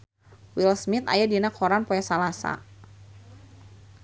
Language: Sundanese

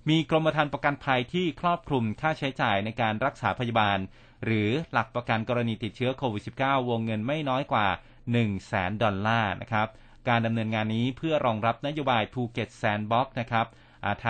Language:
Thai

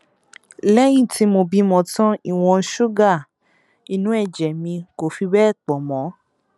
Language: Yoruba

